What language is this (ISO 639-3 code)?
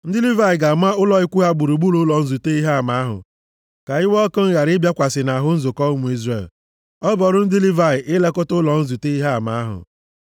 ibo